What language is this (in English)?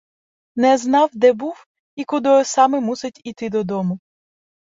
Ukrainian